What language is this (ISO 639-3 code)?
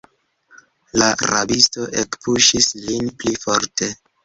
epo